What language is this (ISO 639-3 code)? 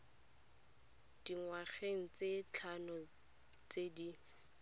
tsn